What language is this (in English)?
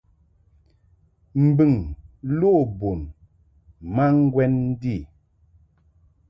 Mungaka